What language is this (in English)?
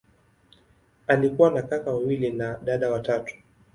Swahili